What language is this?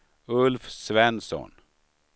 Swedish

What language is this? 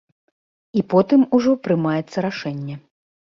Belarusian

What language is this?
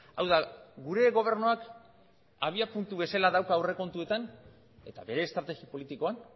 Basque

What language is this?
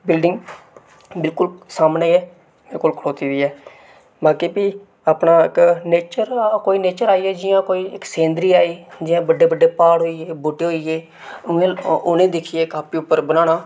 Dogri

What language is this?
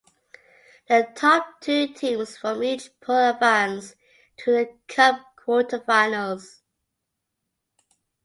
English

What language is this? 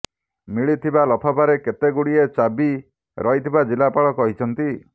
Odia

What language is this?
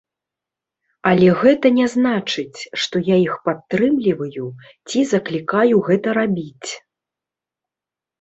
Belarusian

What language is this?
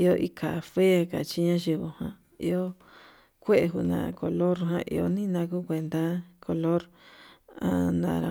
Yutanduchi Mixtec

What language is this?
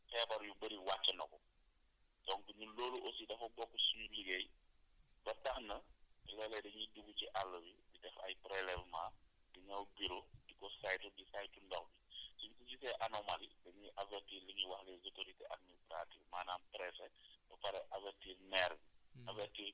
Wolof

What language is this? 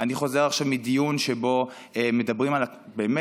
Hebrew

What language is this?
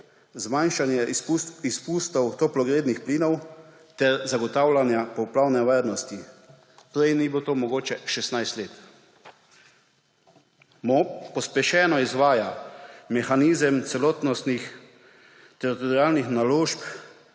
Slovenian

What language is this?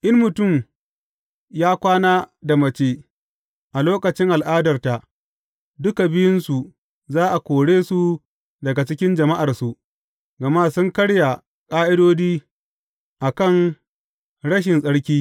Hausa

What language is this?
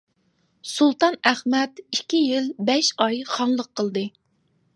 Uyghur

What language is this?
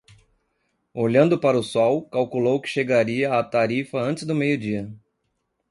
Portuguese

